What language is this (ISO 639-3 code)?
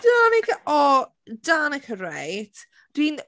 cym